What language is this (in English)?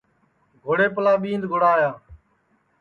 Sansi